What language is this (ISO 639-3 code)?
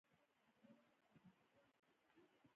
pus